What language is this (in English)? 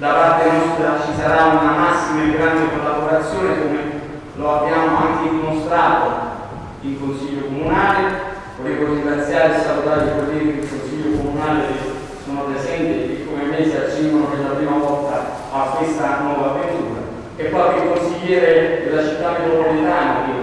Italian